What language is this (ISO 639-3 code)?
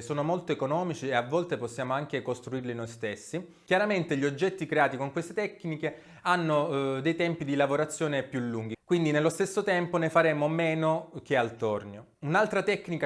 ita